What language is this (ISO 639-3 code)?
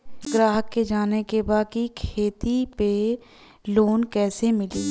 bho